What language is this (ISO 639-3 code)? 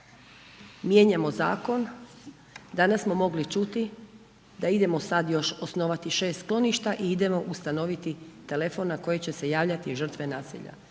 hrv